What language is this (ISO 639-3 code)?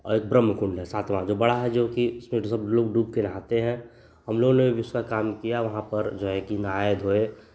hin